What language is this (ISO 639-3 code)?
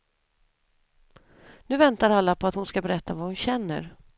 swe